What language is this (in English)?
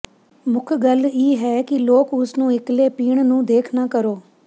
Punjabi